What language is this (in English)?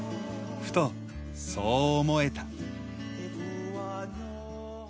Japanese